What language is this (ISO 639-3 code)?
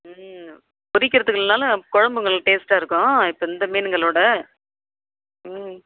tam